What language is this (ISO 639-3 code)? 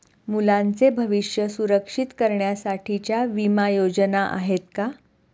mar